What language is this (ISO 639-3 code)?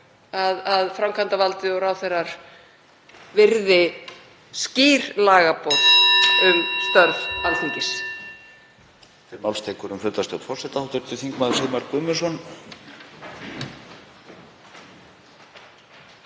isl